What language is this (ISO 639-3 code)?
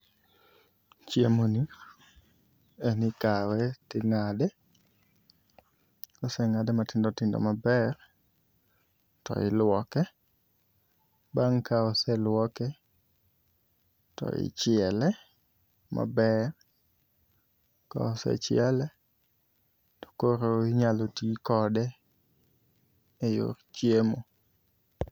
luo